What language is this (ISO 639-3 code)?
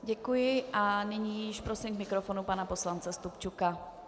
ces